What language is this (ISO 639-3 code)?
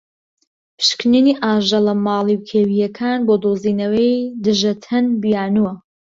ckb